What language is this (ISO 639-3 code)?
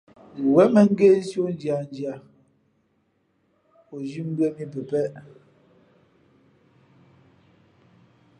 fmp